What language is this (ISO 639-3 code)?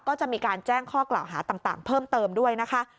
tha